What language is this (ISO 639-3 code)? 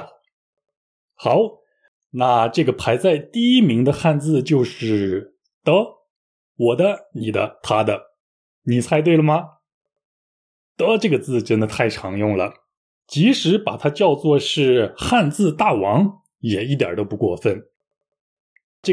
zho